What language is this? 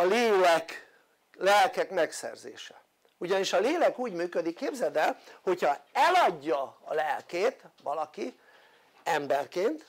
Hungarian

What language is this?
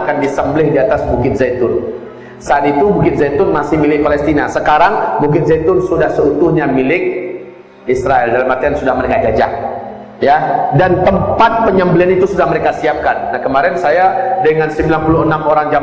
Indonesian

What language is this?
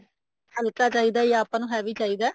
Punjabi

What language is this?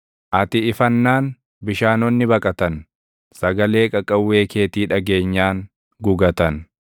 Oromo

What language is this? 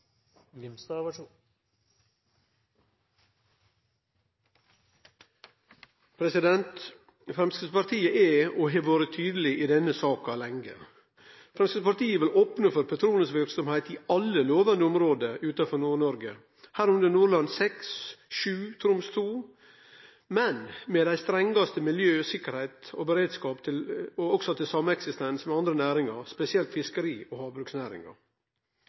Norwegian Nynorsk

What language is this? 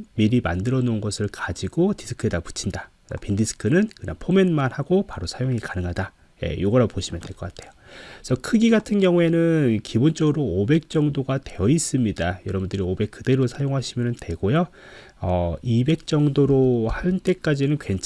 Korean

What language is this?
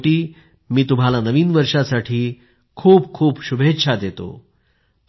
Marathi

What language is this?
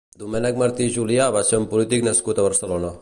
Catalan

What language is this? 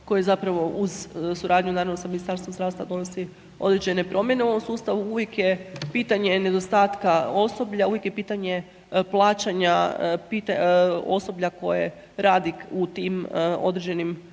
Croatian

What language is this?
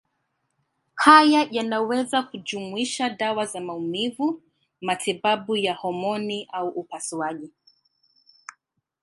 Swahili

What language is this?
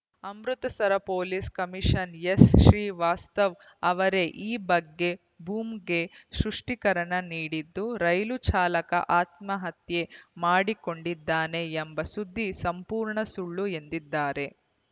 Kannada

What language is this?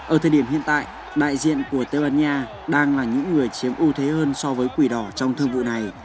Vietnamese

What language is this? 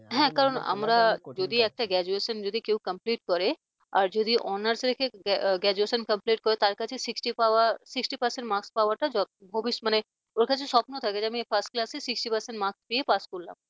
Bangla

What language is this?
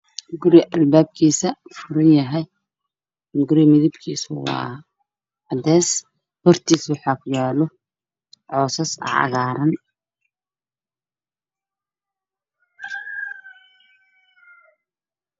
Somali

